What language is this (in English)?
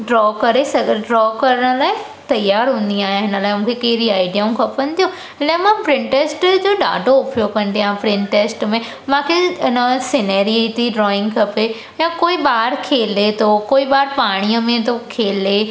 Sindhi